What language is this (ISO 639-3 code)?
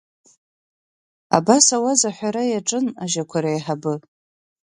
abk